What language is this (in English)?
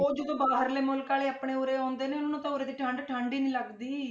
Punjabi